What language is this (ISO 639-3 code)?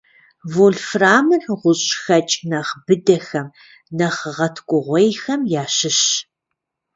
kbd